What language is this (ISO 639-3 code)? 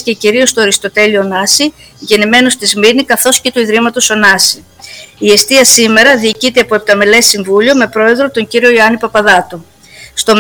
ell